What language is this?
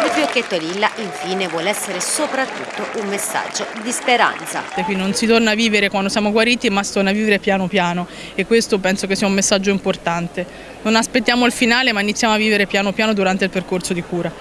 Italian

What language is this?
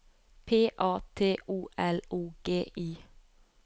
Norwegian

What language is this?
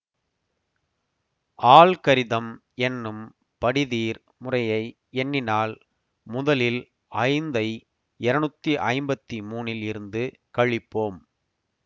Tamil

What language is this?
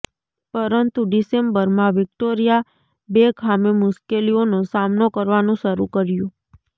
Gujarati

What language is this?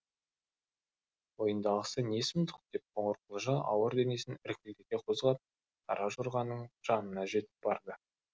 Kazakh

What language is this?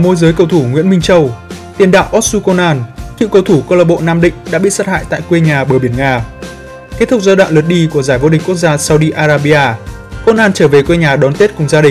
Vietnamese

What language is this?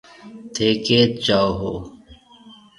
Marwari (Pakistan)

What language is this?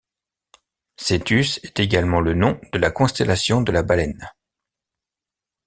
French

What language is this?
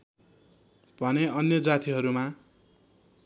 Nepali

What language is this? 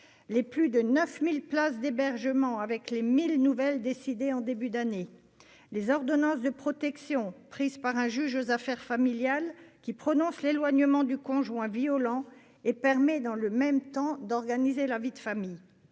French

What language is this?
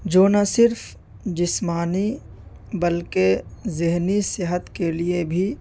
Urdu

